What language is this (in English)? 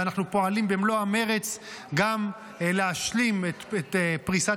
Hebrew